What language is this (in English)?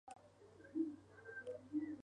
Spanish